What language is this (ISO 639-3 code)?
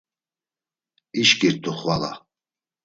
lzz